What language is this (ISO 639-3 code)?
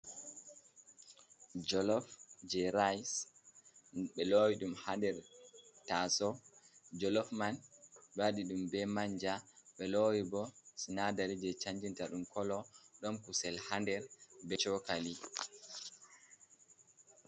ful